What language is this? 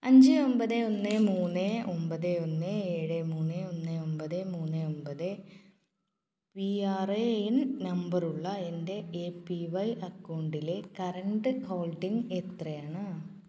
Malayalam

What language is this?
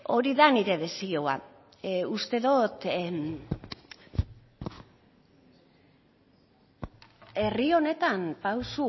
Basque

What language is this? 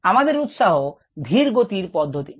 Bangla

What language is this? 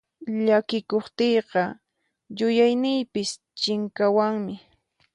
Puno Quechua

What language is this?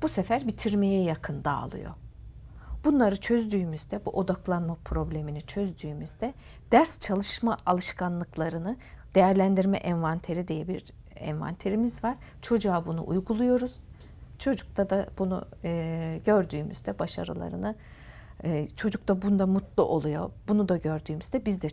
Turkish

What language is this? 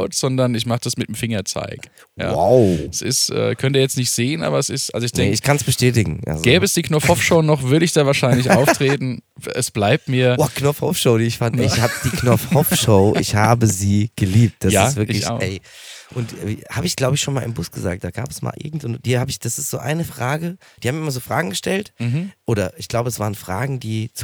German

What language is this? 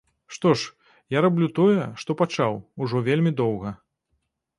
Belarusian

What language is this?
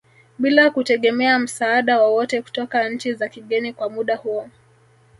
Swahili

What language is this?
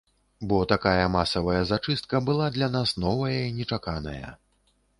Belarusian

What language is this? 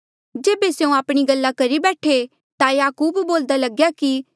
Mandeali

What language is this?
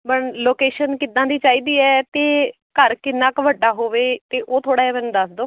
Punjabi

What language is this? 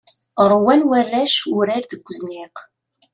Kabyle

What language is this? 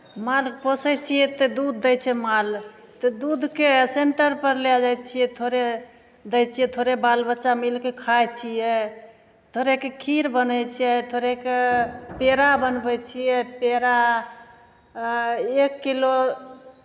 Maithili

